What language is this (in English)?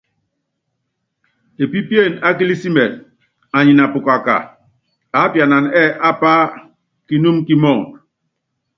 Yangben